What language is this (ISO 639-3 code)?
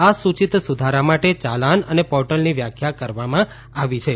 guj